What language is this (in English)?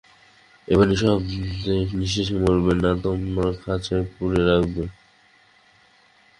Bangla